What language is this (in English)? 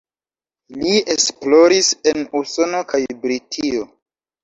Esperanto